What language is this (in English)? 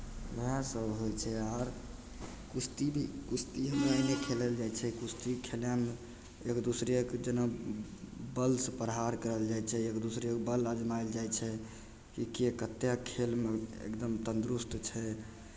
Maithili